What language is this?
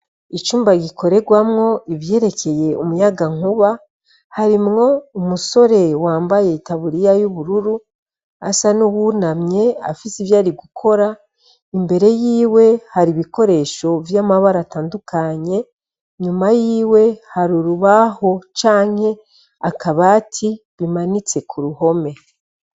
Rundi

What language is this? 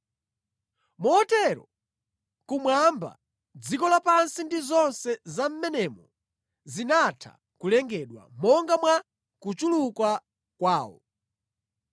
Nyanja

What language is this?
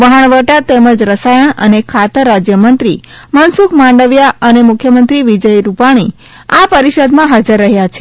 Gujarati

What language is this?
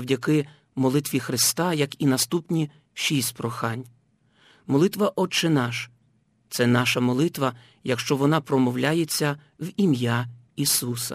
Ukrainian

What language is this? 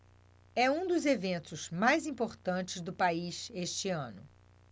Portuguese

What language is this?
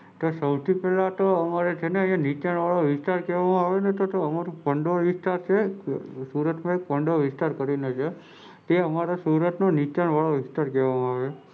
Gujarati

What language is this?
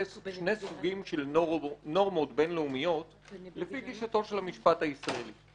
Hebrew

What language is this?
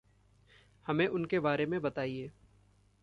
Hindi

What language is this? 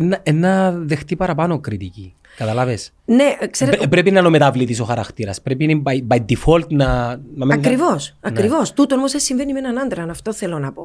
Greek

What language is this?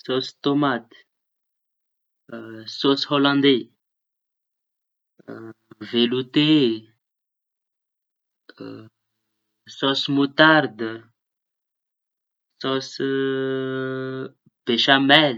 Tanosy Malagasy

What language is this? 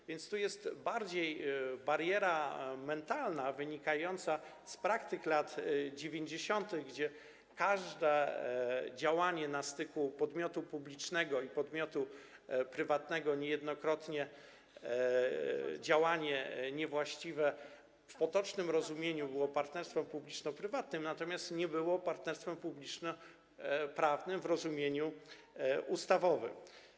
Polish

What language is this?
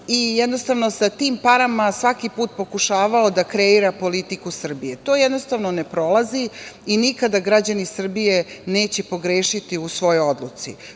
Serbian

